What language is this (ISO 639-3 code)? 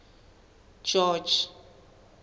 sot